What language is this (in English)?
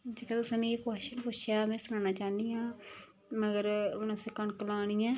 Dogri